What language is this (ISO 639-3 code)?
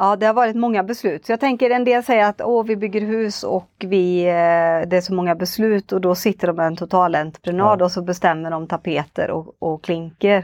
swe